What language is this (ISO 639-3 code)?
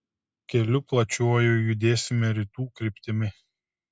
lit